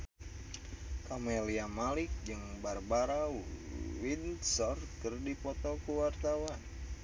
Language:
Sundanese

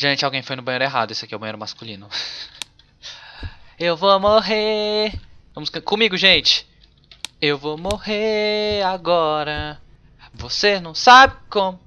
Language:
Portuguese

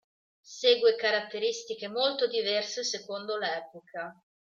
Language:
Italian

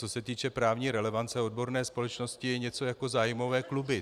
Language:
Czech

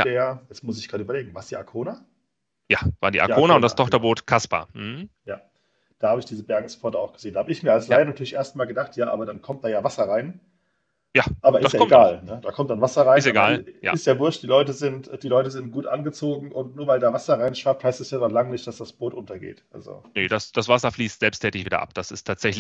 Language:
German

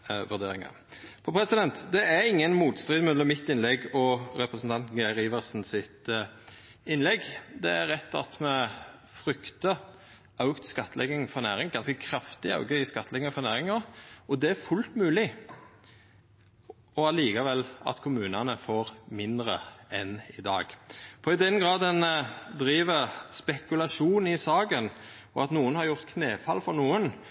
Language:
Norwegian Nynorsk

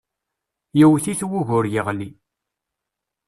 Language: Kabyle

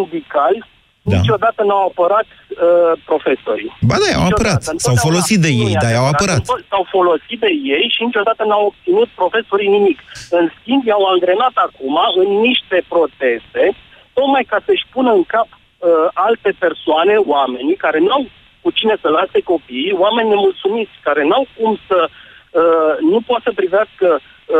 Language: Romanian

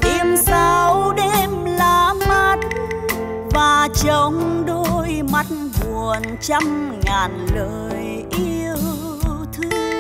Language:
Vietnamese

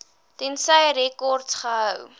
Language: Afrikaans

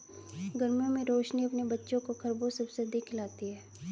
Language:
Hindi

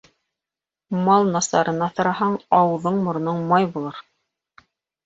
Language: Bashkir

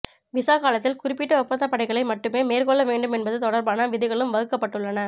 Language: Tamil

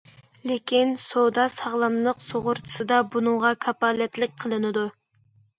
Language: Uyghur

